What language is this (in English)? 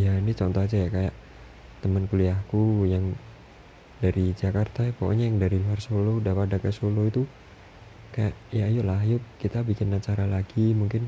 Indonesian